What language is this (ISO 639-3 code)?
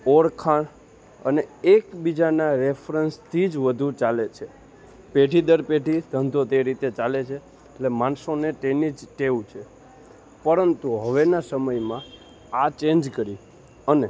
guj